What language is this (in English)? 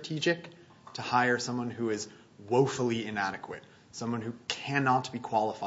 English